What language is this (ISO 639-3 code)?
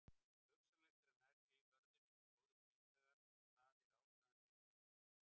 isl